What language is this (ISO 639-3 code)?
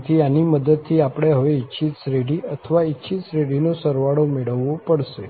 guj